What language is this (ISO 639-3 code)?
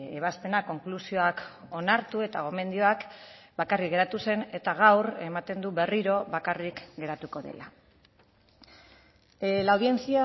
eus